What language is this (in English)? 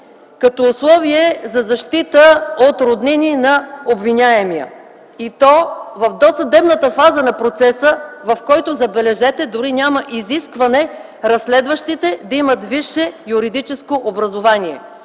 Bulgarian